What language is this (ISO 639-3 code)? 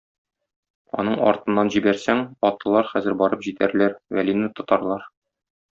tat